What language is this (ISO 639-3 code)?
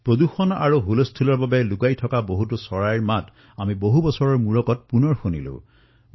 asm